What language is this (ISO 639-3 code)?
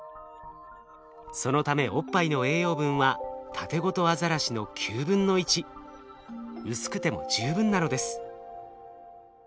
jpn